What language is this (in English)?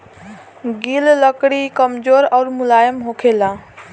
Bhojpuri